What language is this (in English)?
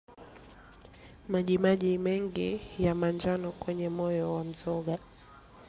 Swahili